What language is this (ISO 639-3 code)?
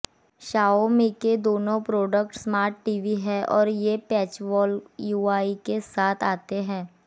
hin